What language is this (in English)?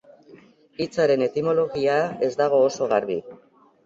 Basque